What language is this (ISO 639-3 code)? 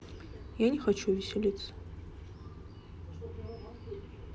rus